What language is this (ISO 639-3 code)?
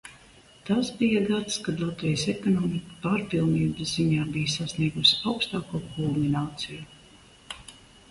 lav